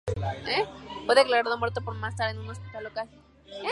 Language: Spanish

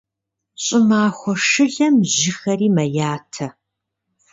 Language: Kabardian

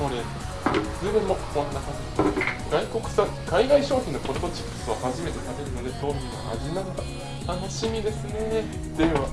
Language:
Japanese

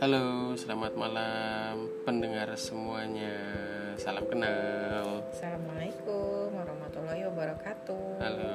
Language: Indonesian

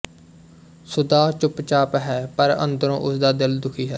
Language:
Punjabi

